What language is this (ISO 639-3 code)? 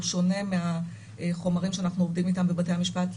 heb